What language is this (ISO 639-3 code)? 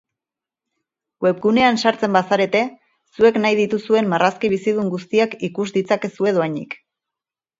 eus